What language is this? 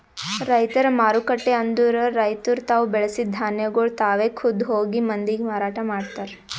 Kannada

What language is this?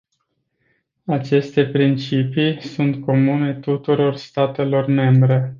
Romanian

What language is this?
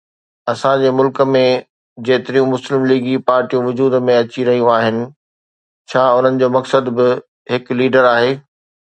Sindhi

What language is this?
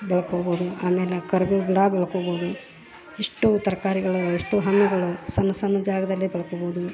Kannada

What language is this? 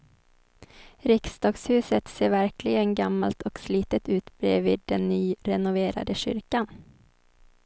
Swedish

